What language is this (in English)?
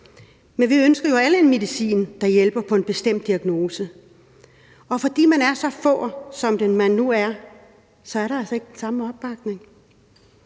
Danish